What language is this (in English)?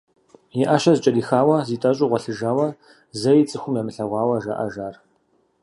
Kabardian